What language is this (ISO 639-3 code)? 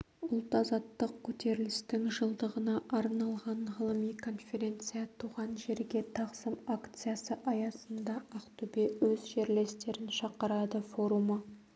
kaz